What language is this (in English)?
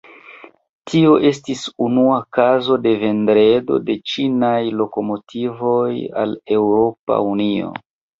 Esperanto